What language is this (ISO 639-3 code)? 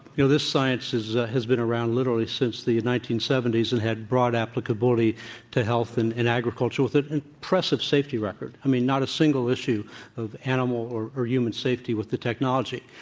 eng